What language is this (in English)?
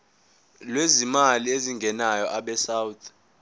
Zulu